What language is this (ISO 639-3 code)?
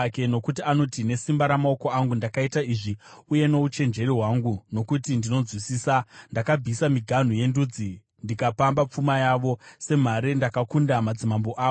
sna